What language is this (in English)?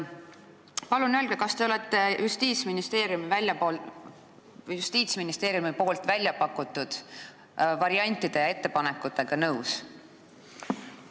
Estonian